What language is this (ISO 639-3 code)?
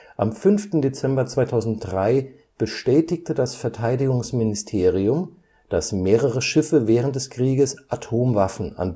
deu